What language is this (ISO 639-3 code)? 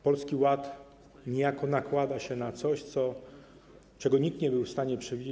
pol